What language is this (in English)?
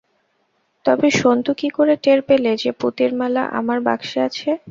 Bangla